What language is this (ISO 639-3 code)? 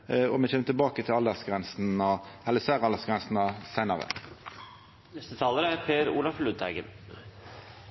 nno